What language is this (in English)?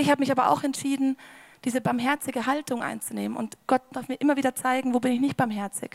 German